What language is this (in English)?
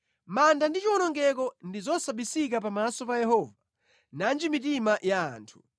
Nyanja